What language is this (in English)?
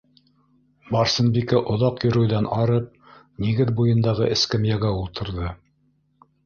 Bashkir